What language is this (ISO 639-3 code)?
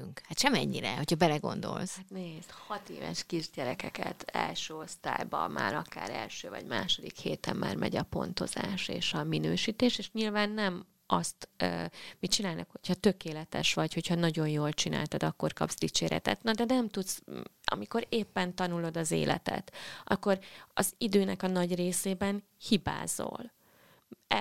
hun